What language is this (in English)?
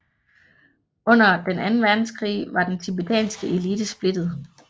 Danish